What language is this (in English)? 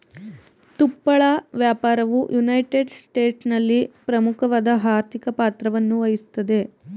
Kannada